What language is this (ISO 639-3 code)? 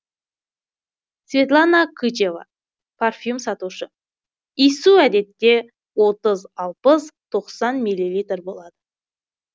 kaz